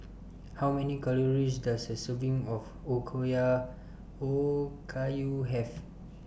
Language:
English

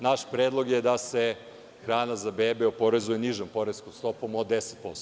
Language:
Serbian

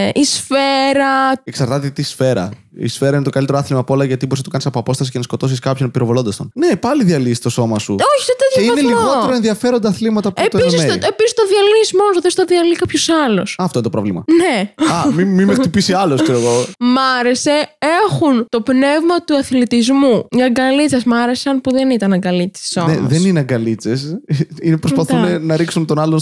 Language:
Greek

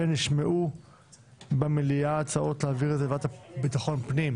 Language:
Hebrew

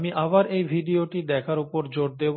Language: Bangla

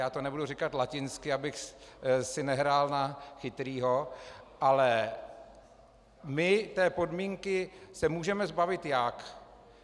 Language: Czech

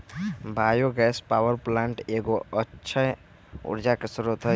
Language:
Magahi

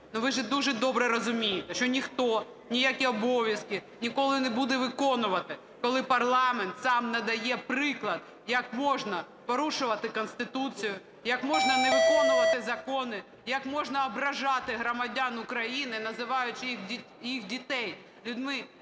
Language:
Ukrainian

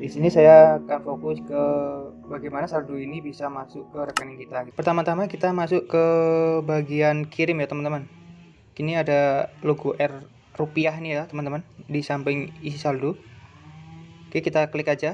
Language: Indonesian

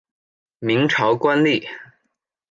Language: Chinese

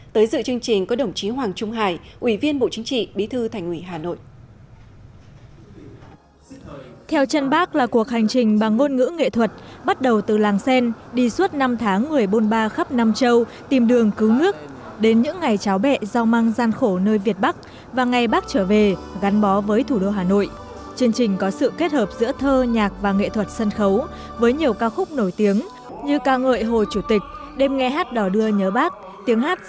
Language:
Vietnamese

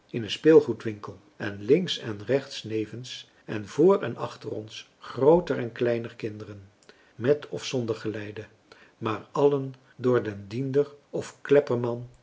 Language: Dutch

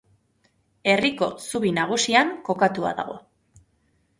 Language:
Basque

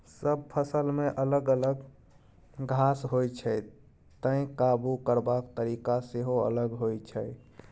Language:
Maithili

